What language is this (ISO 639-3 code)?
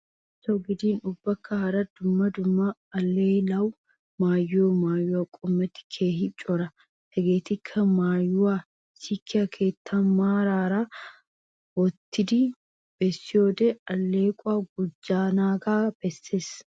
wal